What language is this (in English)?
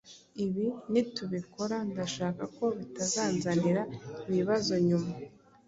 Kinyarwanda